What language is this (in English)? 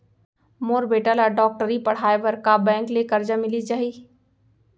Chhattisgarhi